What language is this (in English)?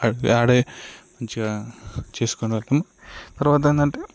Telugu